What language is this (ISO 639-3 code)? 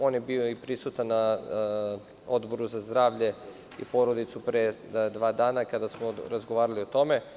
srp